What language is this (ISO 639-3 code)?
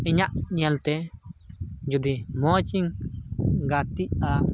sat